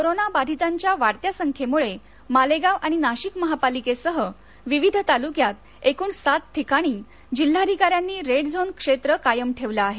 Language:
Marathi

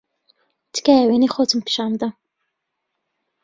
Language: Central Kurdish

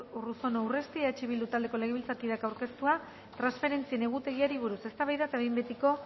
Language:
Basque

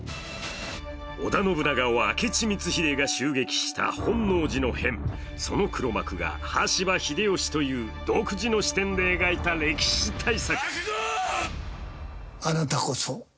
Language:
Japanese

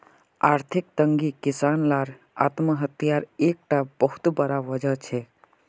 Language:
Magahi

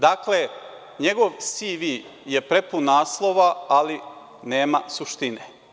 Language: Serbian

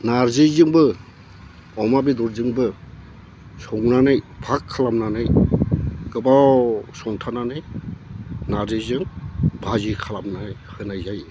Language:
Bodo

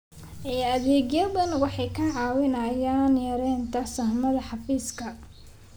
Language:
Somali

